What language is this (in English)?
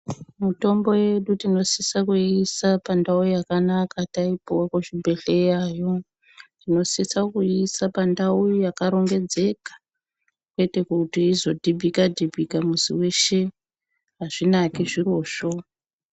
Ndau